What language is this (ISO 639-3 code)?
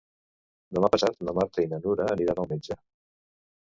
cat